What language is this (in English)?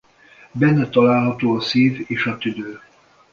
Hungarian